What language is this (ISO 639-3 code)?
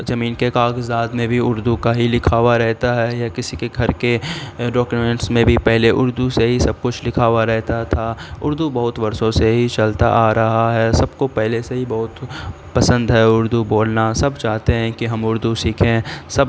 urd